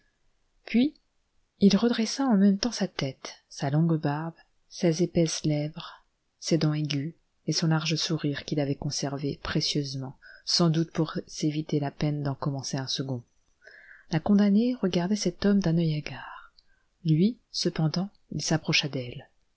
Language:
French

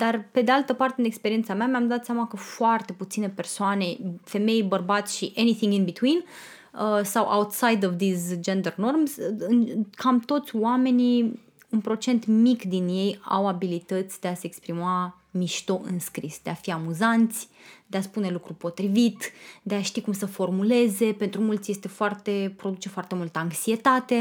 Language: Romanian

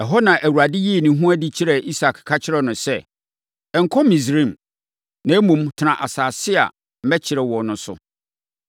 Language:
Akan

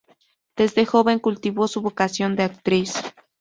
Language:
Spanish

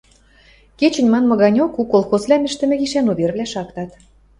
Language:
Western Mari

